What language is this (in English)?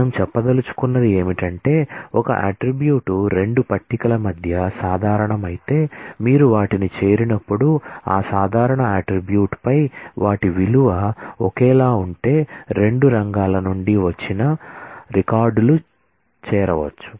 Telugu